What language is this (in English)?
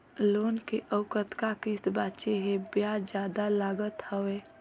Chhattisgarhi